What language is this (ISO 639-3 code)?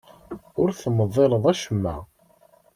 kab